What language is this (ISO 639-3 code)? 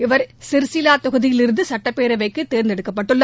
tam